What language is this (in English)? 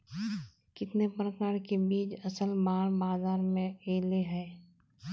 Magahi